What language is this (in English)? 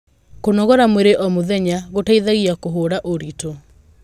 Kikuyu